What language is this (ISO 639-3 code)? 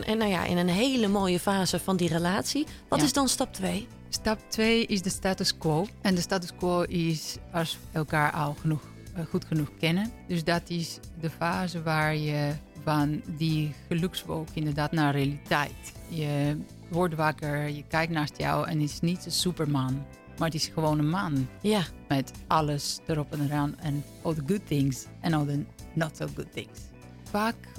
nld